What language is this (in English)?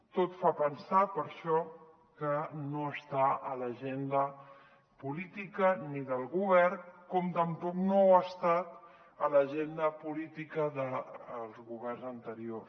Catalan